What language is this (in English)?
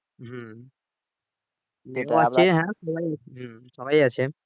Bangla